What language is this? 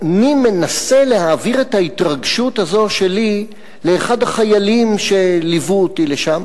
Hebrew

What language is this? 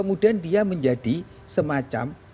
Indonesian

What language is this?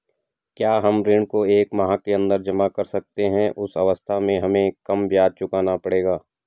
Hindi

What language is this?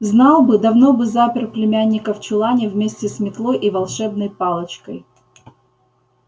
Russian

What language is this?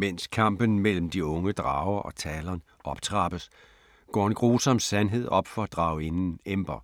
Danish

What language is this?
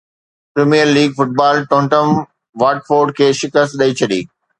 Sindhi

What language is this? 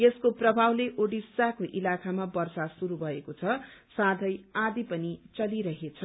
Nepali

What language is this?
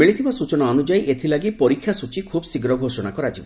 Odia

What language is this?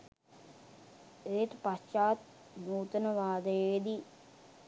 Sinhala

